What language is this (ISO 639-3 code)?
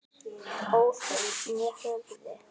isl